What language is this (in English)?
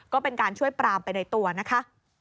Thai